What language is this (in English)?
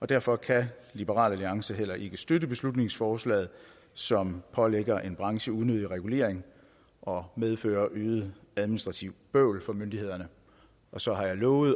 Danish